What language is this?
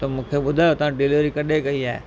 Sindhi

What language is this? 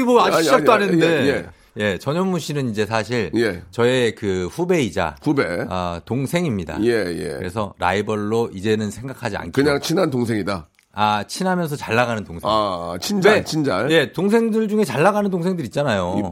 Korean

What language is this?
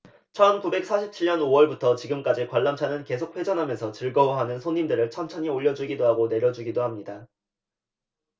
Korean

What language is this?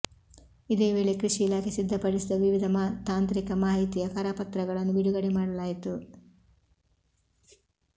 Kannada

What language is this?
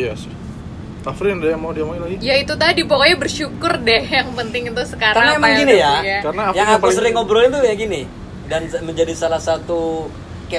Indonesian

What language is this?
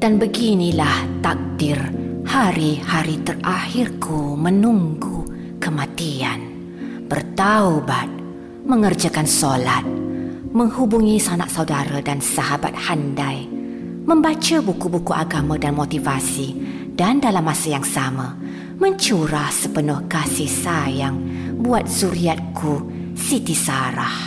Malay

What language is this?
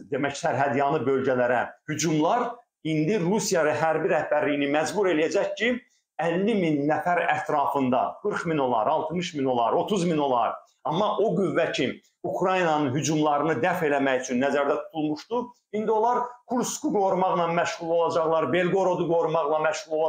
Turkish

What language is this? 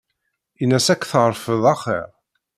Kabyle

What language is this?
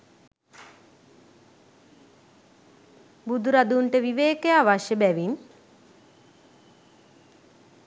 Sinhala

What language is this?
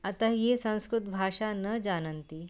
Sanskrit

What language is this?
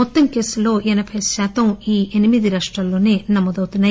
Telugu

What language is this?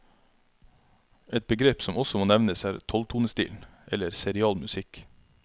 Norwegian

